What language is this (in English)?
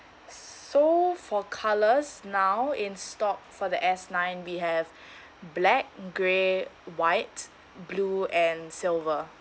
English